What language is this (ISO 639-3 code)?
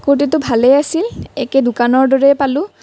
asm